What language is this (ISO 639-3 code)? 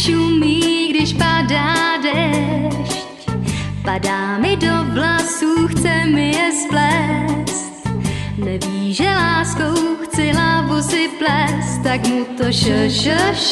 ces